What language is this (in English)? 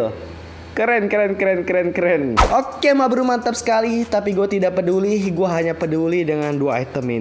Indonesian